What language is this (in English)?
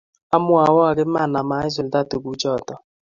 Kalenjin